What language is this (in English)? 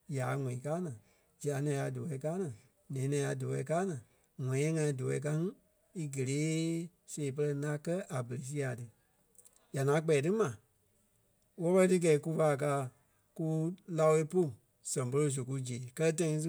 Kpelle